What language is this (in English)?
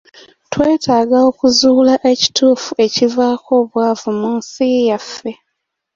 Ganda